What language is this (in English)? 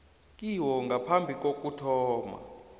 South Ndebele